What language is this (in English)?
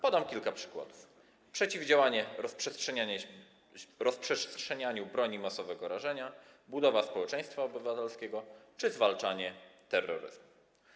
Polish